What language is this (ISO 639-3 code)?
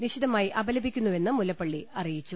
mal